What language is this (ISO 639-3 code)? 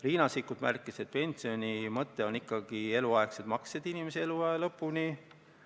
est